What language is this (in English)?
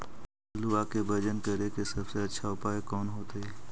Magahi